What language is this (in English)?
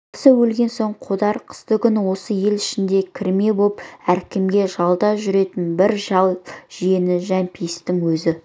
Kazakh